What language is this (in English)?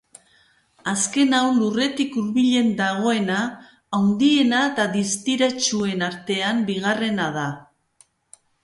Basque